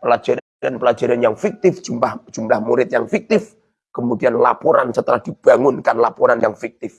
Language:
Indonesian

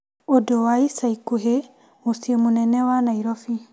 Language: Kikuyu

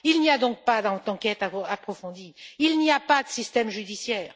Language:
French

